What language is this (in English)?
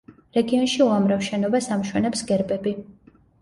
Georgian